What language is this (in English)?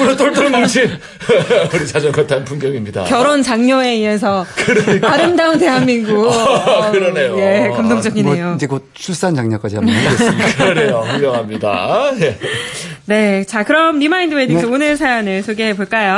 Korean